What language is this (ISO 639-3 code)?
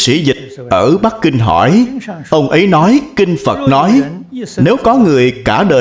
vie